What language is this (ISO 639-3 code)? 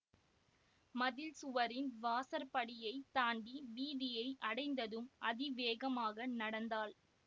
tam